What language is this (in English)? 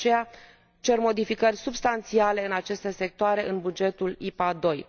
Romanian